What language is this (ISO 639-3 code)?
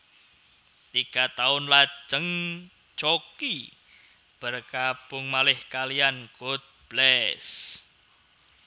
jav